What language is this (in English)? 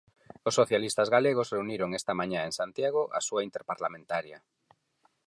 Galician